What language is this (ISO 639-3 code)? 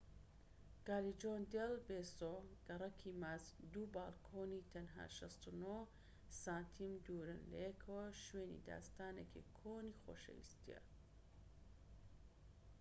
ckb